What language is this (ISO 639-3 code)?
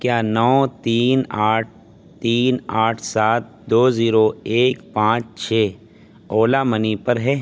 urd